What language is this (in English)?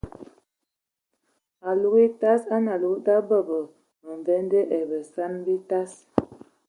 Ewondo